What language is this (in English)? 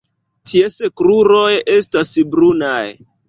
Esperanto